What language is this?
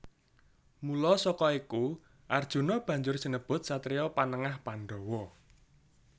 Javanese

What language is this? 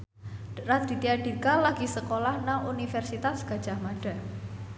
Javanese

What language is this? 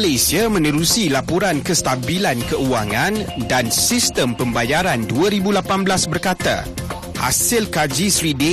Malay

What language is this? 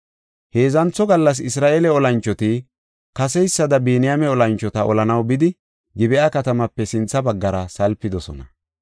Gofa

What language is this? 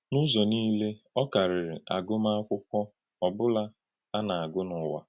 Igbo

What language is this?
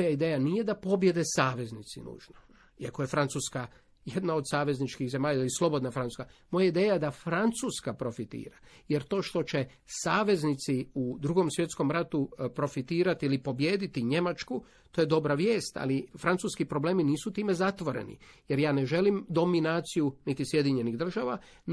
Croatian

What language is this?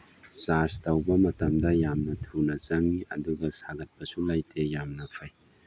Manipuri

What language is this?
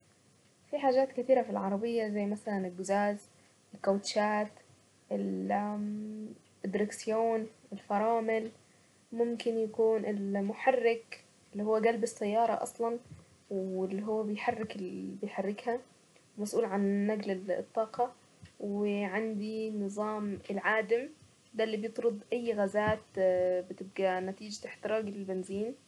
Saidi Arabic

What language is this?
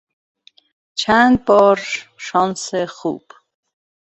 Persian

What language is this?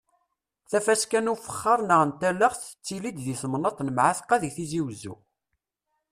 Kabyle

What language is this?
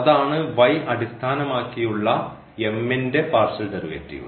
Malayalam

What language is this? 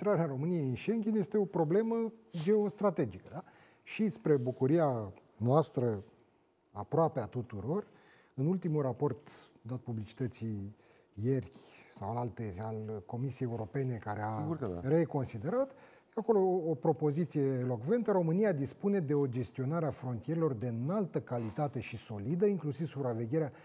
Romanian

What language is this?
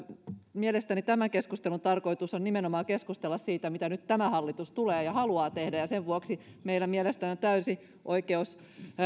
Finnish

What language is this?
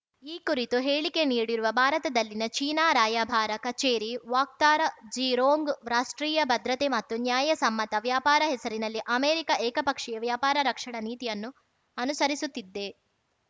Kannada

